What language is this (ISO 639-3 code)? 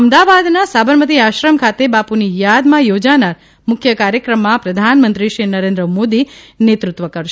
guj